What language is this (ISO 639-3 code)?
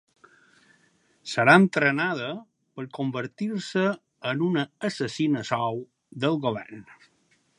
cat